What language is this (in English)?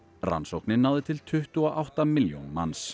Icelandic